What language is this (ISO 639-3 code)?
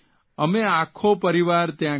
guj